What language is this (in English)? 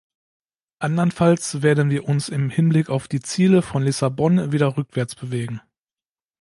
German